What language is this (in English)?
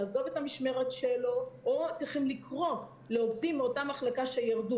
Hebrew